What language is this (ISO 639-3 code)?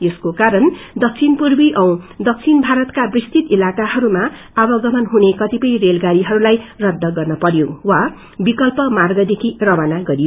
nep